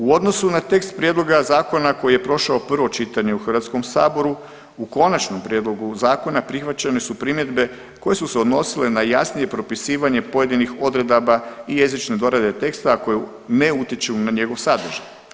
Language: Croatian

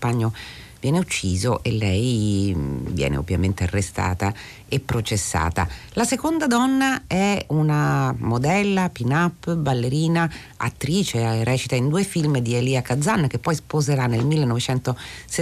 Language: Italian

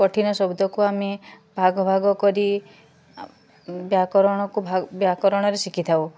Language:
Odia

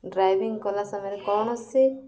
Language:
Odia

